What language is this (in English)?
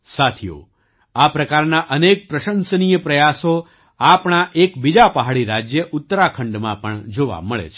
Gujarati